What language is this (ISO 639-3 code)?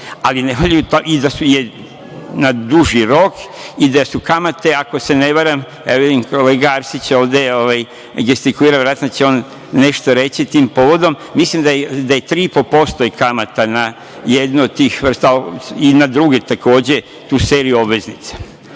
srp